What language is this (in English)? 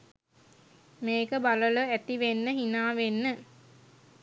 Sinhala